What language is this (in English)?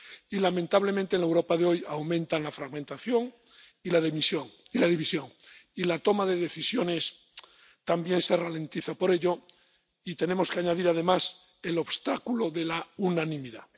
Spanish